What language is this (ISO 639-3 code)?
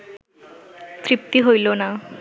ben